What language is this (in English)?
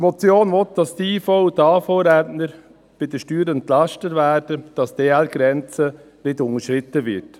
Swiss German